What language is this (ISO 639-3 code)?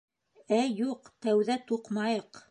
bak